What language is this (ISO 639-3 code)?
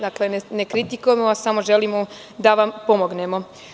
srp